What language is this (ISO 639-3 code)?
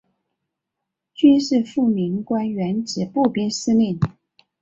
zho